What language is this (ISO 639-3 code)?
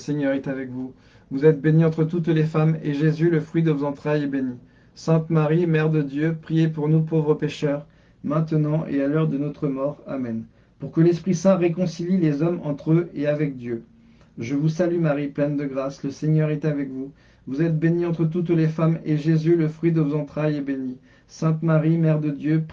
fra